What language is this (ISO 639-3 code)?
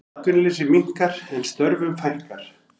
isl